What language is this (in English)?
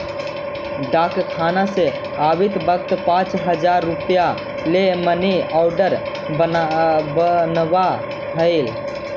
Magahi